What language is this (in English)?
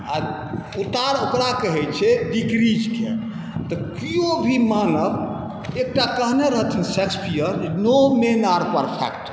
Maithili